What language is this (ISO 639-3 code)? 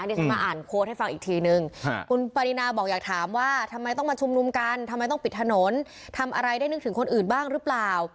tha